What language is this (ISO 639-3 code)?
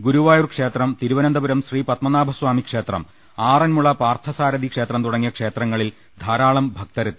mal